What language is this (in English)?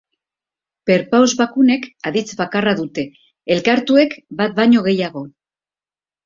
Basque